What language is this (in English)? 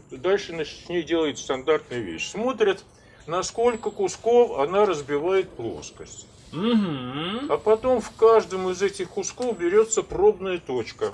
Russian